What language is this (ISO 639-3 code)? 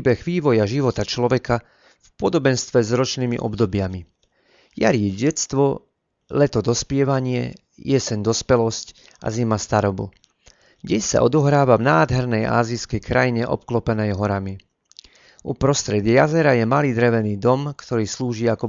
slk